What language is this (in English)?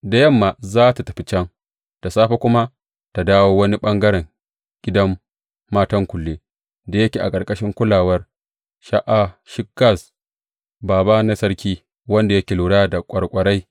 Hausa